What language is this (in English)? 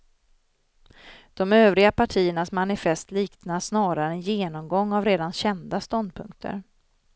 Swedish